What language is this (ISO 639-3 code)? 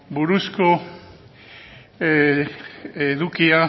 eus